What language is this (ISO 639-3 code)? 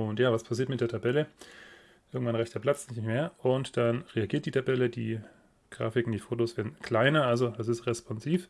deu